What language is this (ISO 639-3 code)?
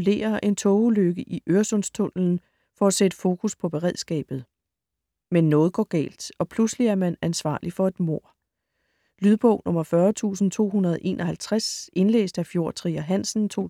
dan